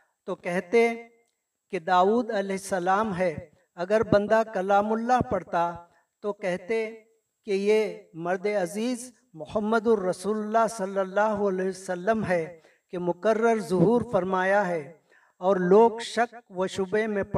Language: Urdu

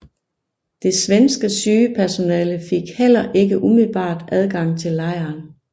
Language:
Danish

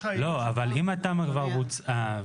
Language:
Hebrew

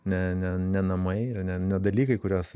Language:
Lithuanian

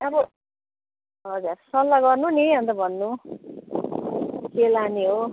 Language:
Nepali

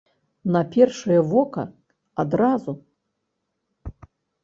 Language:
Belarusian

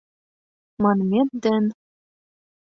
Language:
Mari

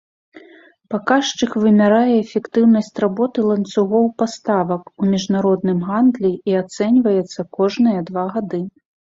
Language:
Belarusian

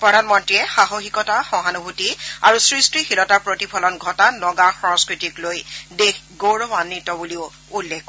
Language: Assamese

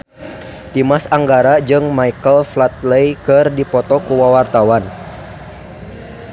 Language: Sundanese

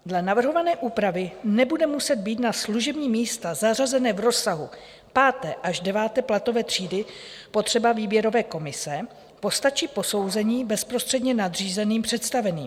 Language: Czech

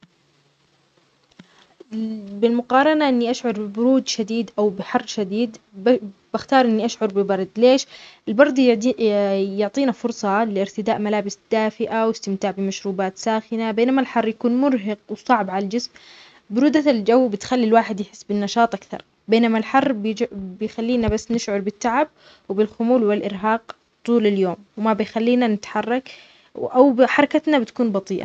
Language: Omani Arabic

